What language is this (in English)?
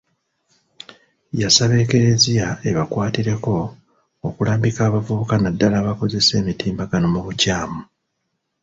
Ganda